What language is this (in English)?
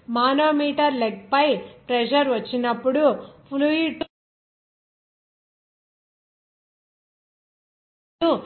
Telugu